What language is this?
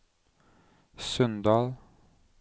Norwegian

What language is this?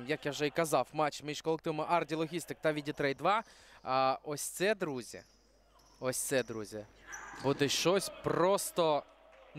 Ukrainian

